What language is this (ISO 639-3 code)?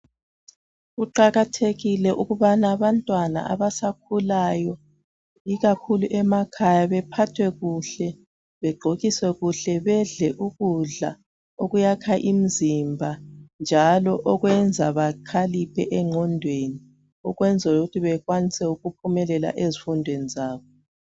nde